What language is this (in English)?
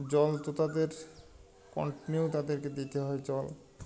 Bangla